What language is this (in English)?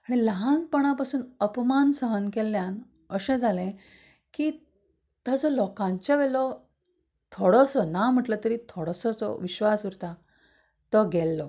Konkani